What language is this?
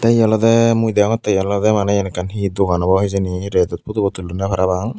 Chakma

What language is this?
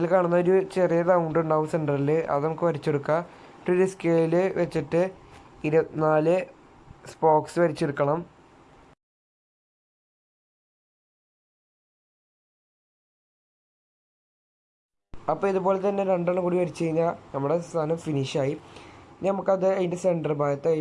Turkish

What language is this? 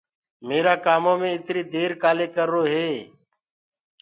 Gurgula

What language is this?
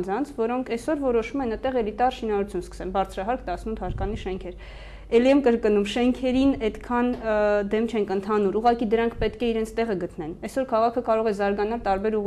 Romanian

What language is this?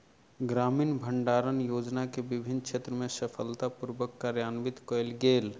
Maithili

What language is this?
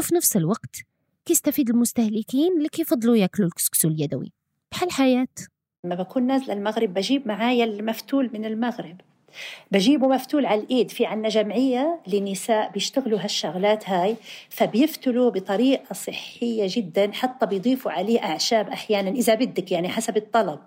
Arabic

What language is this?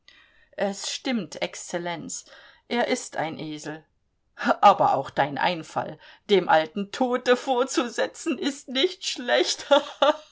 German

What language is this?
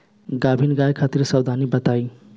Bhojpuri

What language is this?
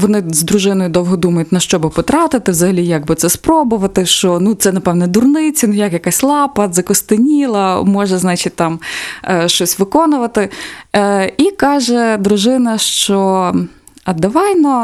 Ukrainian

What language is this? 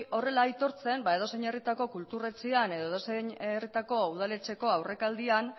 Basque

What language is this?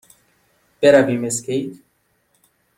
Persian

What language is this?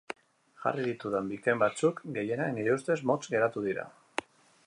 Basque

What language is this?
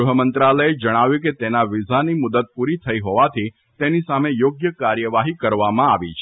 Gujarati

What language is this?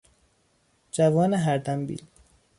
Persian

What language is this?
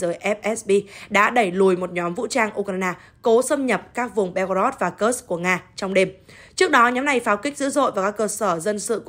Vietnamese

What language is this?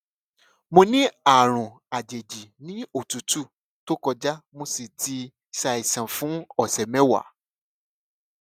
Yoruba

